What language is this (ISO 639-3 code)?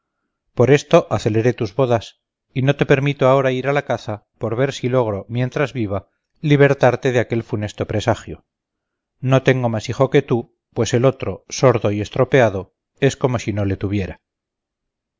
spa